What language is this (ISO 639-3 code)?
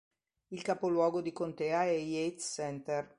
ita